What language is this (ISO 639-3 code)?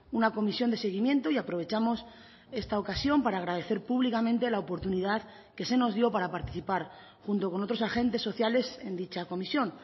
spa